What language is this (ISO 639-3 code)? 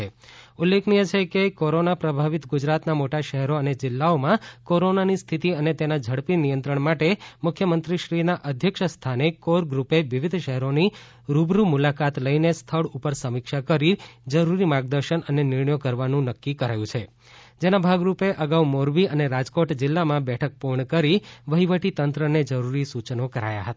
guj